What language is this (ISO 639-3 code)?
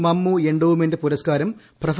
mal